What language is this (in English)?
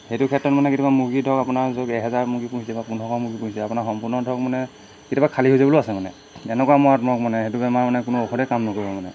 Assamese